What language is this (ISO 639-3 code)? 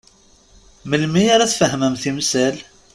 kab